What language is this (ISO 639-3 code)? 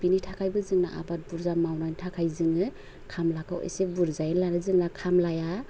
brx